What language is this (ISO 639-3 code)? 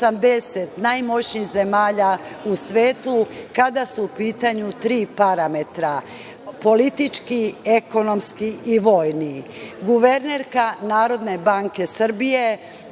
srp